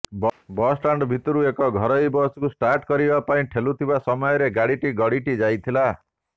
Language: Odia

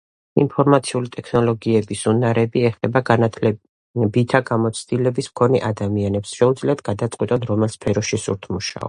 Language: Georgian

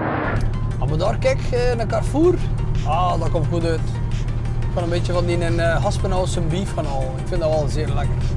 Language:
Dutch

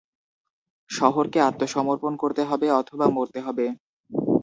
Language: Bangla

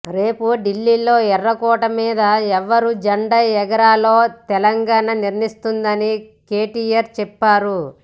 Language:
Telugu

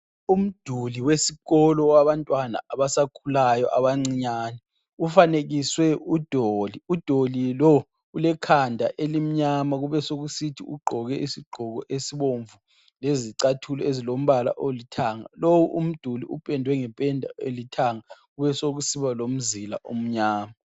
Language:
North Ndebele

